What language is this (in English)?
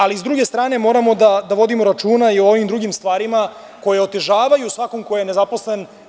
Serbian